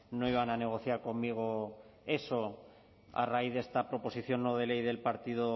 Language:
Spanish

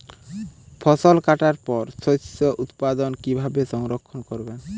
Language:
Bangla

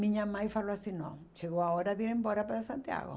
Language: Portuguese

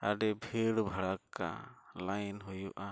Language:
Santali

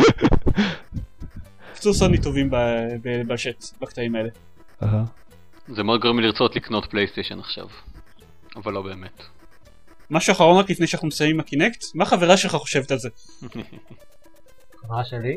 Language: Hebrew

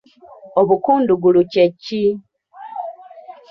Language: Ganda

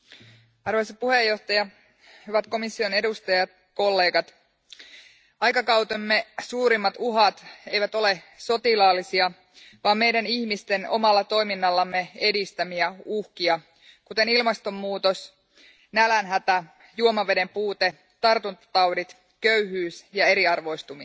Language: Finnish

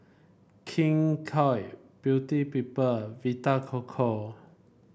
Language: English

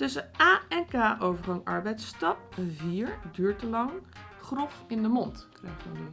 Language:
Dutch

